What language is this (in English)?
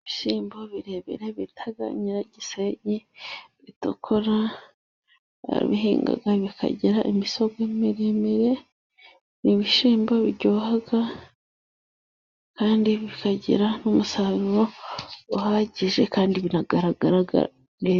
Kinyarwanda